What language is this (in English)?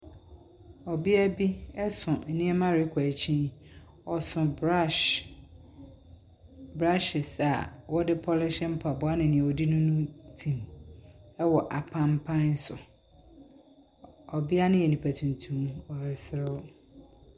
Akan